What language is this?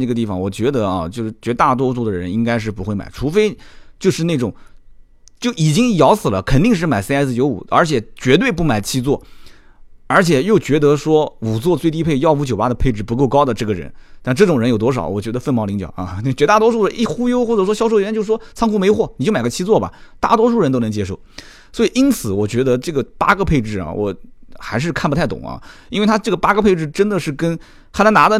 Chinese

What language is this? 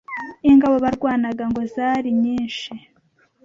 Kinyarwanda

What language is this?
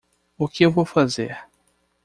Portuguese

